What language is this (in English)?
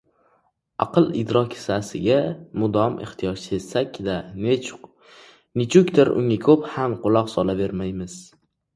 Uzbek